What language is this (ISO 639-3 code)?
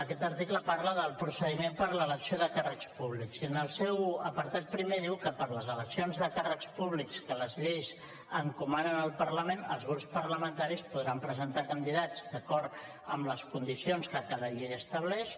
cat